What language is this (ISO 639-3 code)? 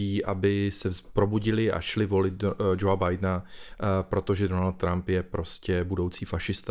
ces